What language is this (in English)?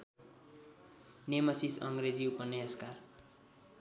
Nepali